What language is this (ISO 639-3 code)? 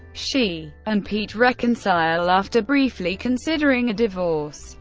eng